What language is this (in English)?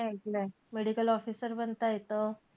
Marathi